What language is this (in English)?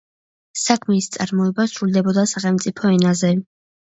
Georgian